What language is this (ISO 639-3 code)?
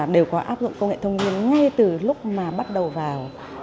vie